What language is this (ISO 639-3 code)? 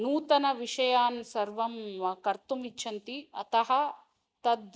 san